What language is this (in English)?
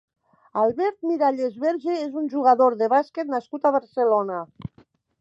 Catalan